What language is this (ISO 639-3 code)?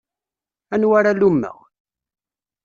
kab